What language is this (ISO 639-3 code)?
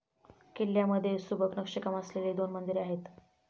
mar